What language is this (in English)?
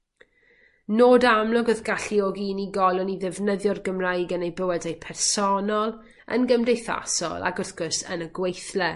Welsh